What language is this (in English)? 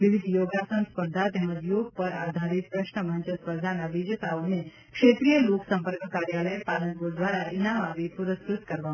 Gujarati